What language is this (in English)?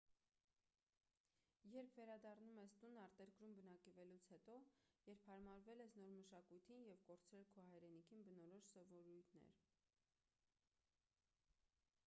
Armenian